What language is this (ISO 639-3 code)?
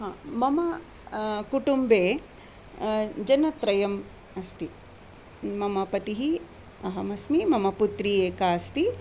san